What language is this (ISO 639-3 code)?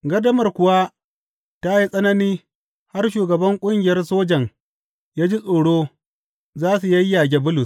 hau